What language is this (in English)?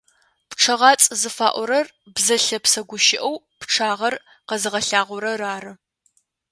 Adyghe